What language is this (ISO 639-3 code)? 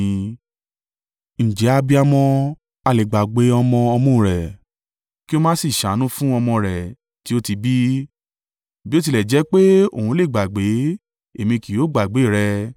yor